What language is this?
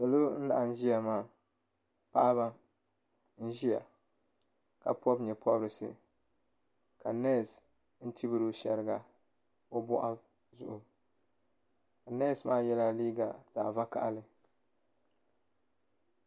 Dagbani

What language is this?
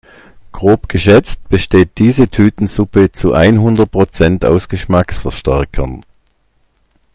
German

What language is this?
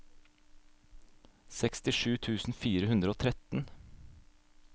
Norwegian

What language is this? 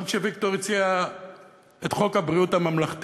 Hebrew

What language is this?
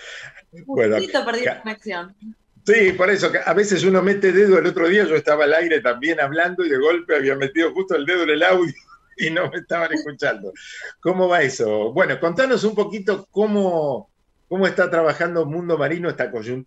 Spanish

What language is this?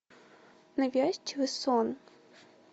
Russian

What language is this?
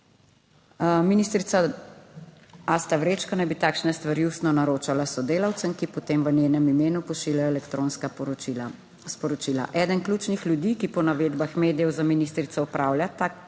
Slovenian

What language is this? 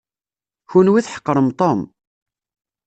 Kabyle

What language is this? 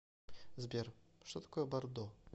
Russian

